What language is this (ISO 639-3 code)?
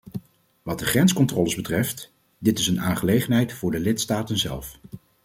nld